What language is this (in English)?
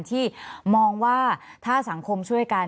Thai